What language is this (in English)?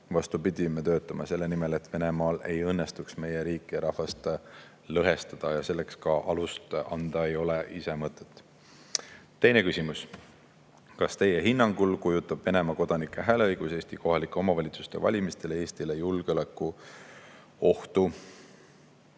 Estonian